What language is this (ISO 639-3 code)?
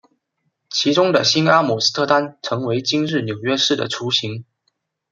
zho